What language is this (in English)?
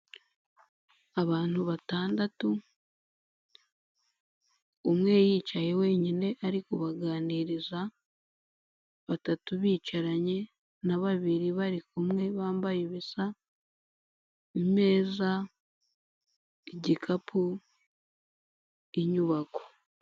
Kinyarwanda